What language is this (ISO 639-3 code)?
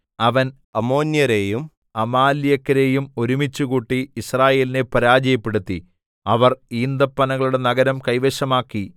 mal